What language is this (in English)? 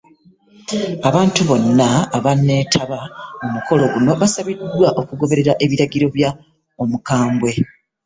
Ganda